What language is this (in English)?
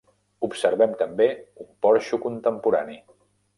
Catalan